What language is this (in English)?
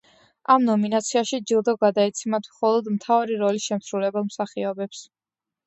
Georgian